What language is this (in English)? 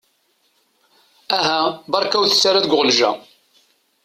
Kabyle